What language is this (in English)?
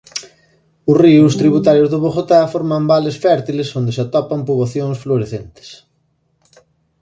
Galician